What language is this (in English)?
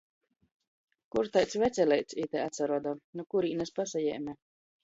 Latgalian